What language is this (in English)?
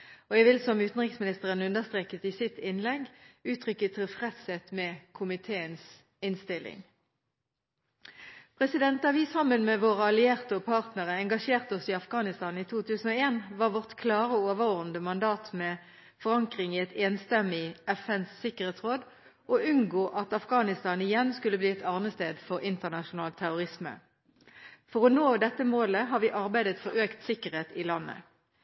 Norwegian Bokmål